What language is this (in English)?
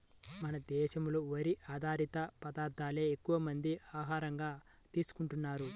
Telugu